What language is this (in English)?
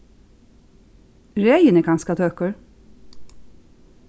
Faroese